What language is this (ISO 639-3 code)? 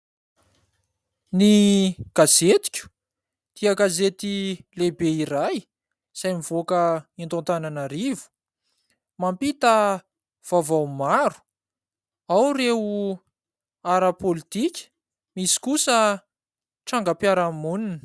mlg